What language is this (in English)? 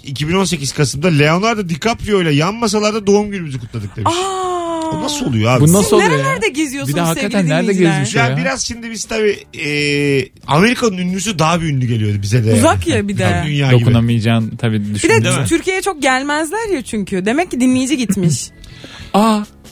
Turkish